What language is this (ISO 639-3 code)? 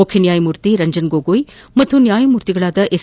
kan